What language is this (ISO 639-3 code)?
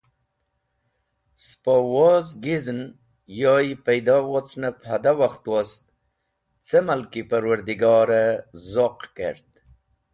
wbl